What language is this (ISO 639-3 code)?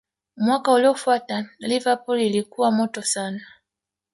swa